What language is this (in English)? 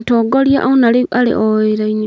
Kikuyu